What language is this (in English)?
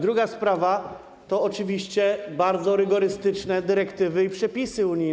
Polish